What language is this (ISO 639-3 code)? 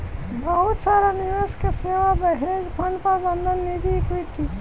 bho